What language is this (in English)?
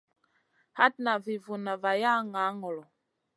Masana